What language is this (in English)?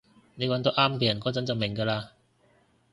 Cantonese